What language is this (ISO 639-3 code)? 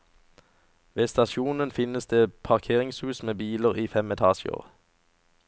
nor